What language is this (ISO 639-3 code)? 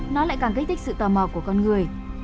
vie